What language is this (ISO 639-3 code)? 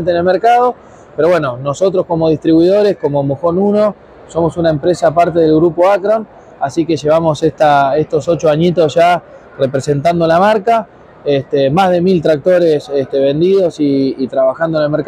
spa